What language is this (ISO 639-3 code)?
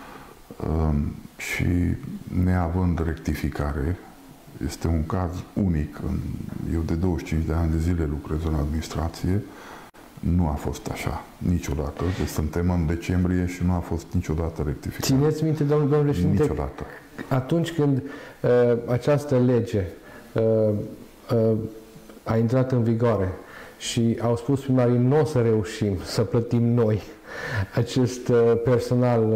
ron